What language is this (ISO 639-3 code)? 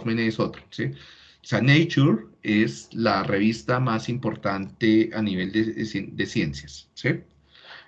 spa